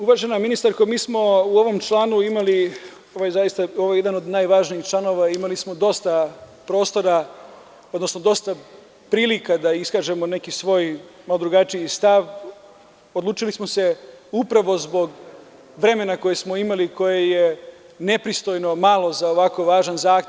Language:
Serbian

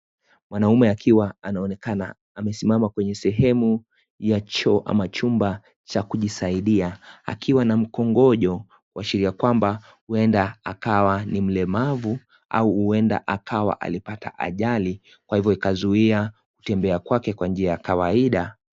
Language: Swahili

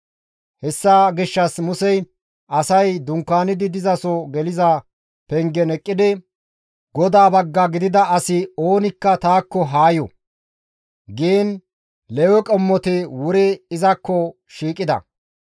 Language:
Gamo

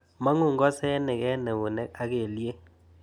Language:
Kalenjin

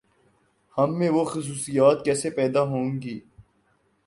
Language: Urdu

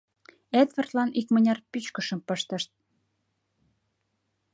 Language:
Mari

